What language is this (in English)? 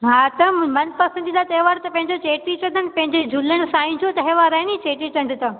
Sindhi